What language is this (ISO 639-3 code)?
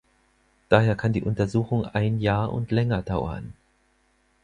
deu